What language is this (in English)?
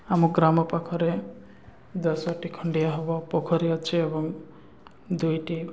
Odia